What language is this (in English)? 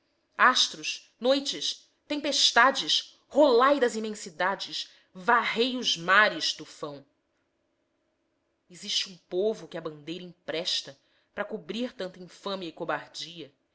Portuguese